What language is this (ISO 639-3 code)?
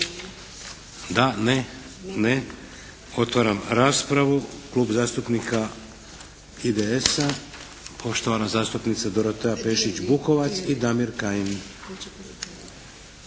hrv